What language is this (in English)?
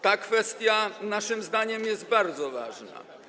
Polish